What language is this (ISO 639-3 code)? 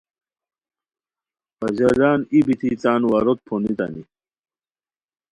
khw